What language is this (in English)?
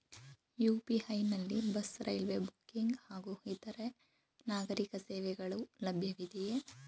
Kannada